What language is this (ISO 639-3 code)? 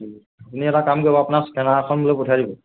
asm